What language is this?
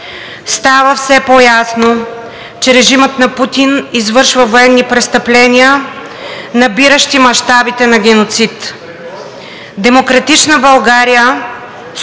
Bulgarian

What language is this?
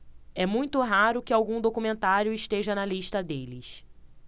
Portuguese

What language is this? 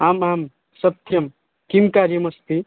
Sanskrit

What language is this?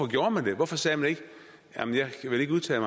Danish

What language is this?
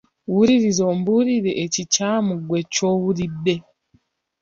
Ganda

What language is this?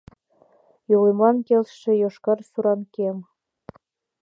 Mari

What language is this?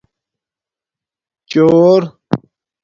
Domaaki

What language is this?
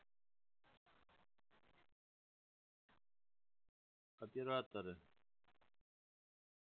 Russian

